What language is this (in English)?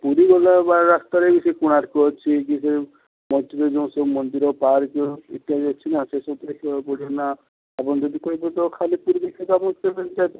Odia